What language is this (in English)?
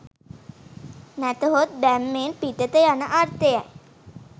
Sinhala